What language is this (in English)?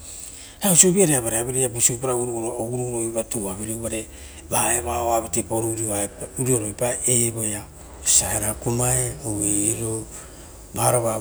Rotokas